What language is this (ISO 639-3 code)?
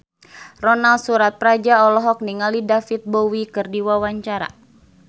sun